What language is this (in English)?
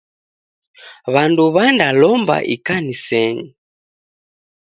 Taita